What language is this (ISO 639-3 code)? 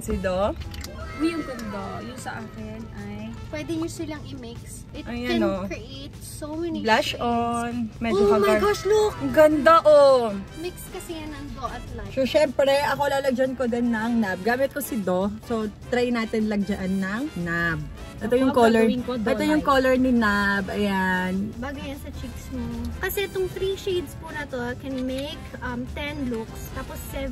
fil